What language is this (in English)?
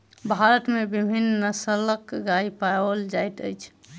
Maithili